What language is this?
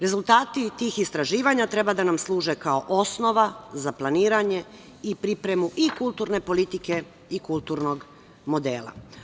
Serbian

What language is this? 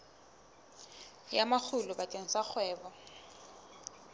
Southern Sotho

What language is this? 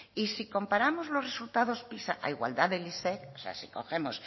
Spanish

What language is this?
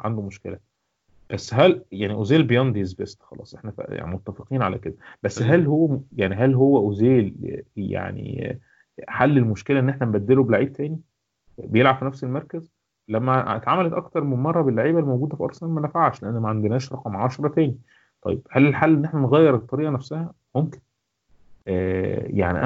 Arabic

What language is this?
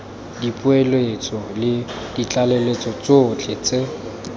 Tswana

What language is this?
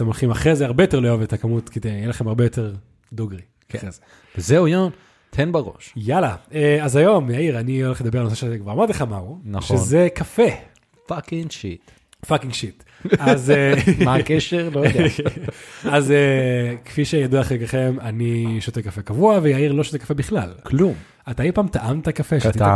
Hebrew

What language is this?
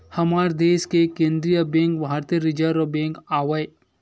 Chhattisgarhi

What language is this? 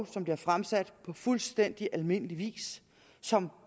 Danish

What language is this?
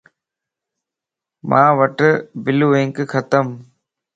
Lasi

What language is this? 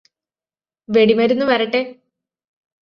Malayalam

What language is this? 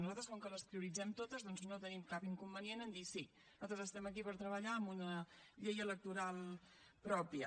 Catalan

